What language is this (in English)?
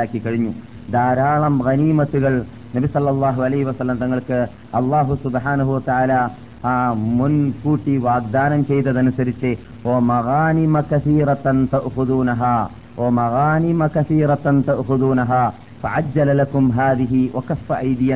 Malayalam